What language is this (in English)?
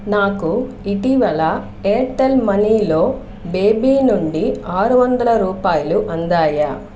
Telugu